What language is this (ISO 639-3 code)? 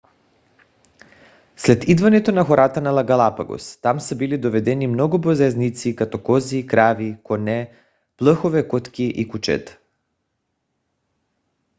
bul